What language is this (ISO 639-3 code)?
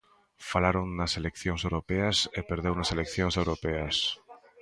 glg